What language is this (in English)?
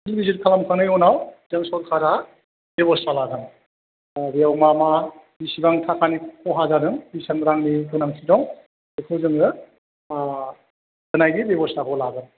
Bodo